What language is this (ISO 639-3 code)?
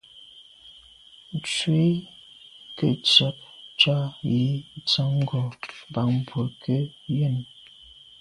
byv